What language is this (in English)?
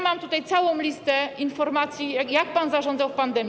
Polish